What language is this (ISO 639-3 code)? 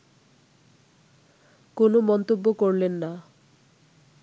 ben